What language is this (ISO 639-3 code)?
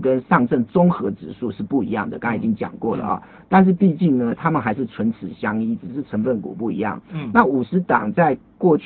zho